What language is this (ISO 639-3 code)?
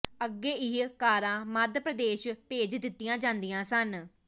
pan